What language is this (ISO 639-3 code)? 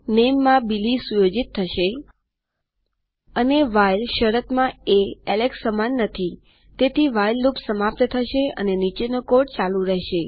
guj